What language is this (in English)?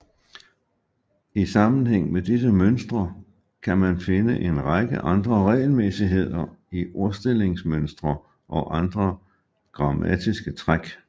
Danish